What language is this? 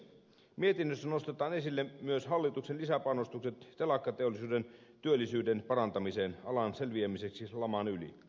Finnish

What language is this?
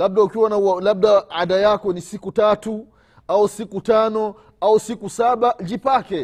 Swahili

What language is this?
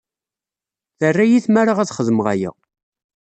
Kabyle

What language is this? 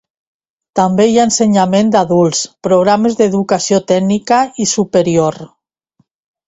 Catalan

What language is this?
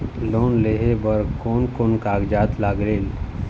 Chhattisgarhi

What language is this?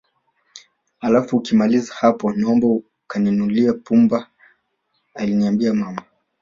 Swahili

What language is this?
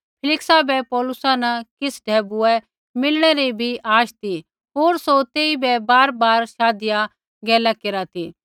Kullu Pahari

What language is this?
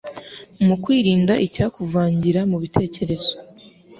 Kinyarwanda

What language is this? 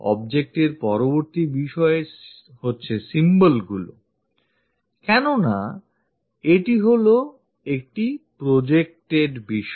Bangla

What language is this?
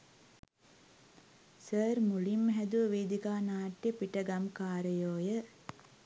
Sinhala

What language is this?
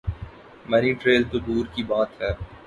Urdu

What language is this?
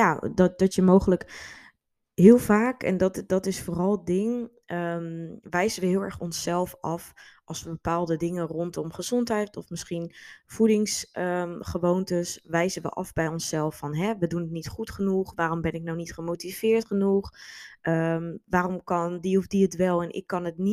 Dutch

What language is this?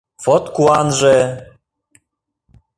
Mari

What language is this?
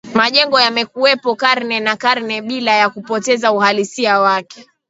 Swahili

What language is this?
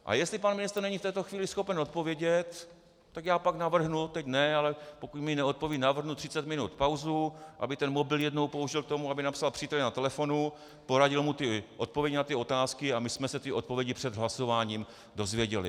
Czech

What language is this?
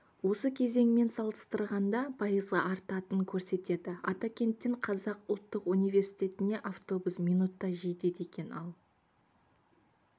Kazakh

